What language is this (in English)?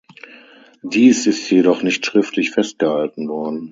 German